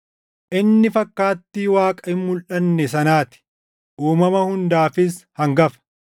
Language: Oromo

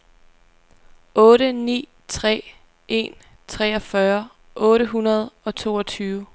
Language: Danish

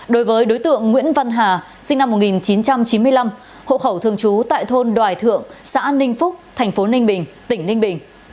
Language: Vietnamese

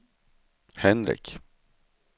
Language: Swedish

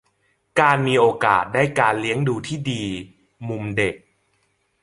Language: Thai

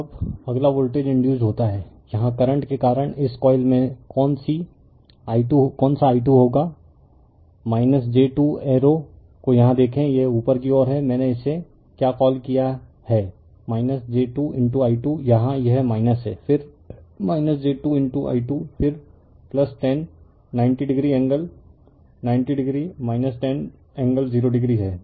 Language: Hindi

